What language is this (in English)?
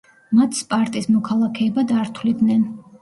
Georgian